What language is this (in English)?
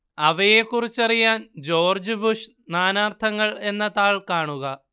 Malayalam